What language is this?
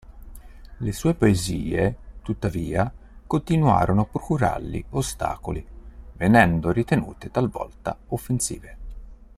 Italian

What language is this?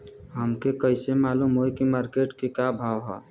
Bhojpuri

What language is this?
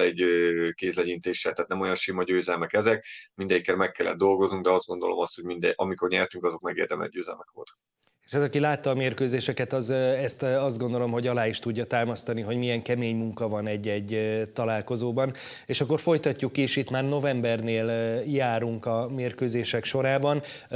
Hungarian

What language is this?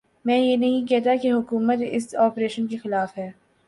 Urdu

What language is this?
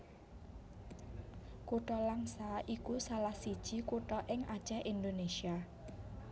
Javanese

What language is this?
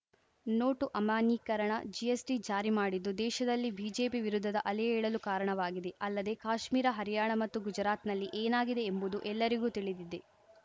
Kannada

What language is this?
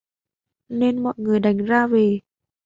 Vietnamese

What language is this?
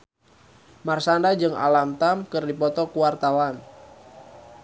Sundanese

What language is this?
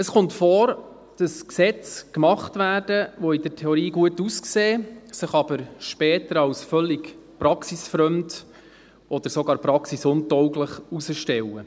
Swiss German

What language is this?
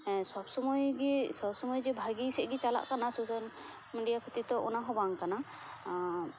Santali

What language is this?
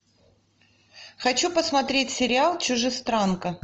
Russian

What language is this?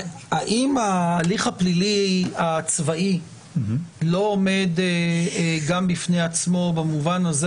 Hebrew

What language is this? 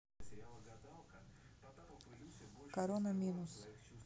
Russian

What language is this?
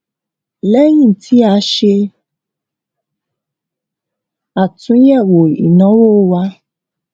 Yoruba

